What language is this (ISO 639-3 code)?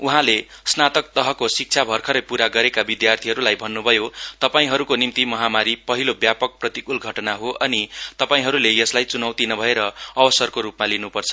nep